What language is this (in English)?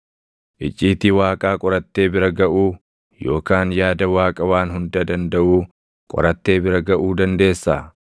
Oromo